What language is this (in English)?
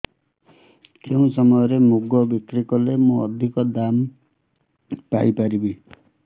Odia